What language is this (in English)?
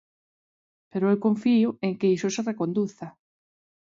Galician